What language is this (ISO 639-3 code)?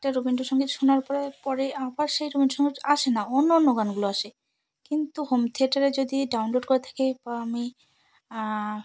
ben